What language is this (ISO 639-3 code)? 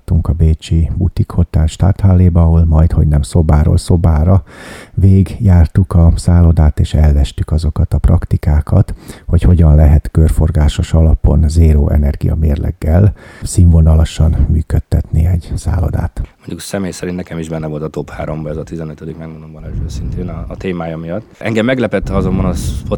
hun